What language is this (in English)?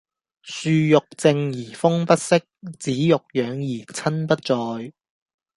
Cantonese